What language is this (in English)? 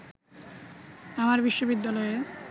Bangla